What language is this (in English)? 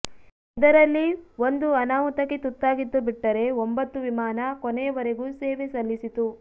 Kannada